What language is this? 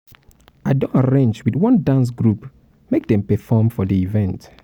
Nigerian Pidgin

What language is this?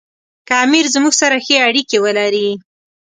Pashto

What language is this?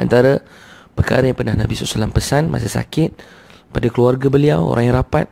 Malay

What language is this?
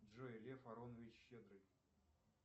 Russian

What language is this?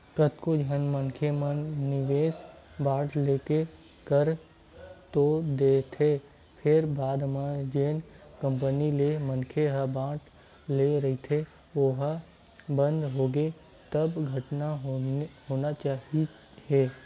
Chhattisgarhi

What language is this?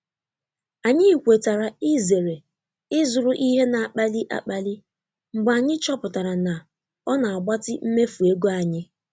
Igbo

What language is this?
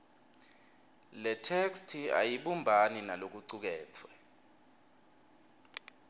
Swati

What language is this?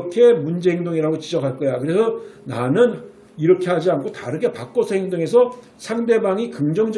Korean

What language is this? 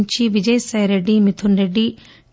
Telugu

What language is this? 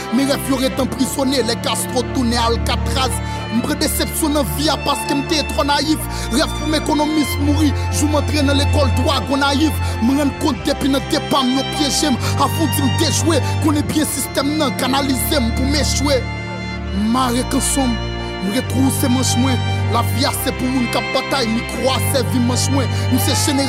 French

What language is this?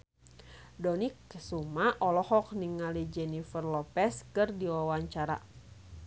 Sundanese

